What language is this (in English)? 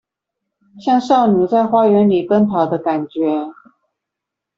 Chinese